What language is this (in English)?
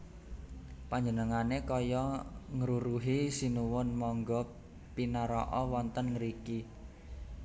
Javanese